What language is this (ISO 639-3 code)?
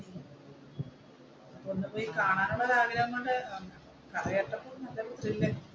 mal